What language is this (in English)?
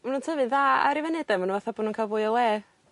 Welsh